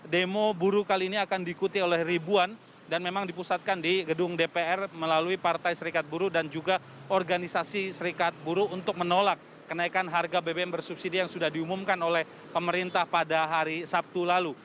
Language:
Indonesian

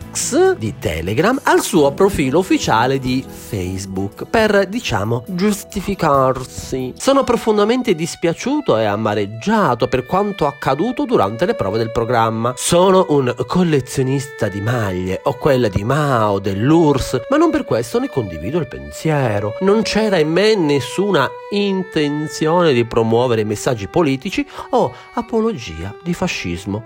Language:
Italian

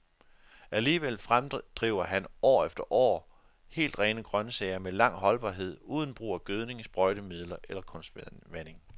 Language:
Danish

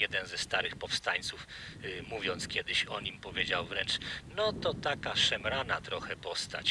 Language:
Polish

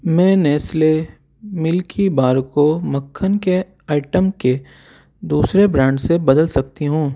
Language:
Urdu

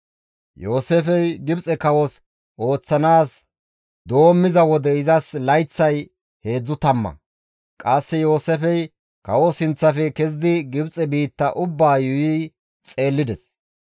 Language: Gamo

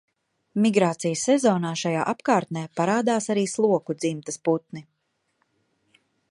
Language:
Latvian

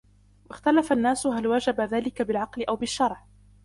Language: Arabic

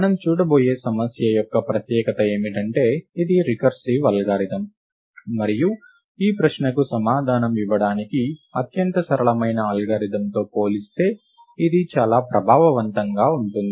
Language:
Telugu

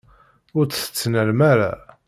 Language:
Kabyle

